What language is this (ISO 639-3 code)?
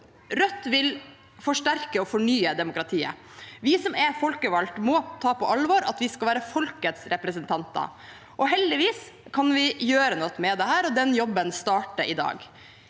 nor